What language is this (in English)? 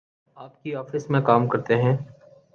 Urdu